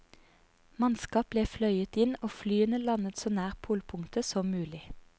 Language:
Norwegian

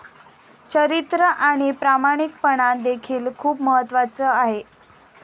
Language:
Marathi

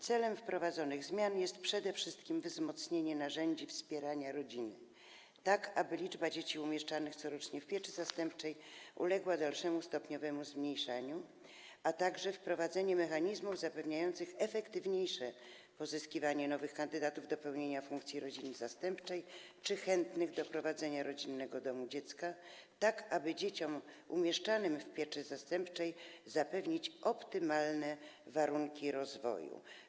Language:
Polish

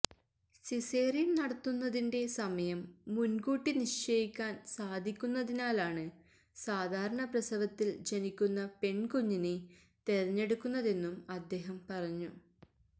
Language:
Malayalam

